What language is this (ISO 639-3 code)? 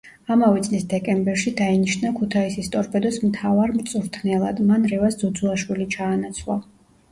kat